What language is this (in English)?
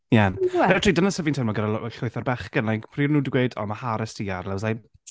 Welsh